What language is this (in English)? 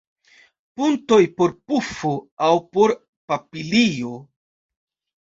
Esperanto